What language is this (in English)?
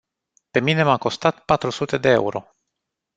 Romanian